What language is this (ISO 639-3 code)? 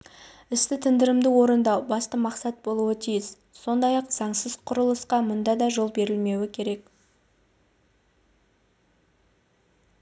kaz